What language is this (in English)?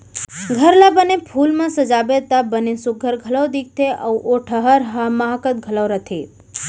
Chhattisgarhi